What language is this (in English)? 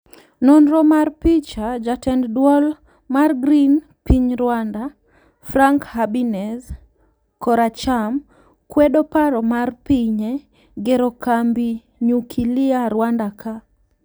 Luo (Kenya and Tanzania)